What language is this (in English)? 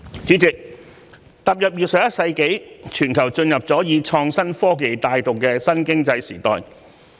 Cantonese